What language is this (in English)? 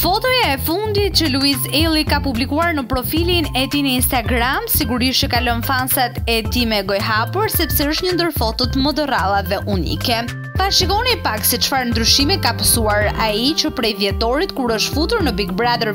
English